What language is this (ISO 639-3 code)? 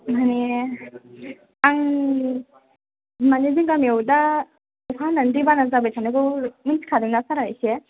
brx